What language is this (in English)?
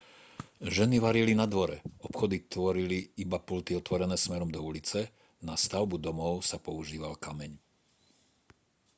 Slovak